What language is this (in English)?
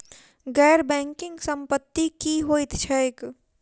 Maithili